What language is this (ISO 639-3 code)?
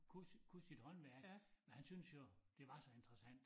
dan